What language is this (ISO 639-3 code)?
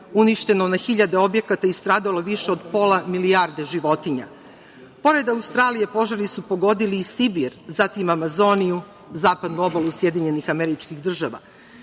srp